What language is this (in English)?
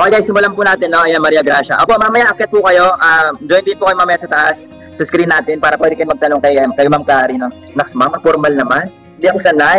Filipino